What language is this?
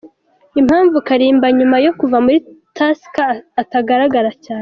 Kinyarwanda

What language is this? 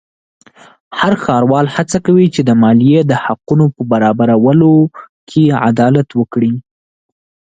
Pashto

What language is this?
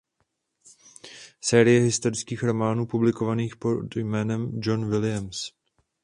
Czech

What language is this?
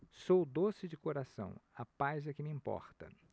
Portuguese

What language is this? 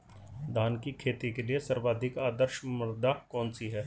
Hindi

